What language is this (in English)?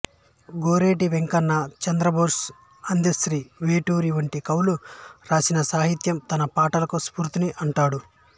Telugu